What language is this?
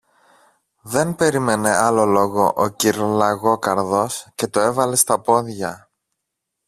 Greek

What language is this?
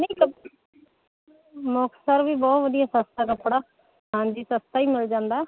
Punjabi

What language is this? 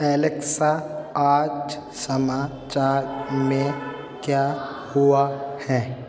Hindi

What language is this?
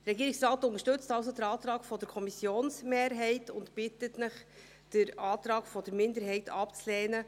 Swiss German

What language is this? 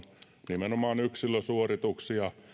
Finnish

